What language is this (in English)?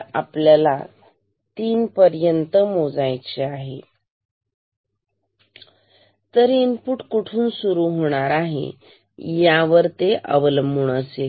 Marathi